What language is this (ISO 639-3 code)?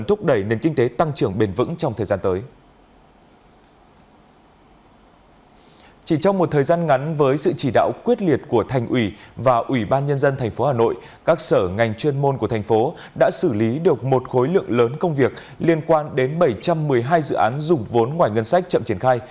vie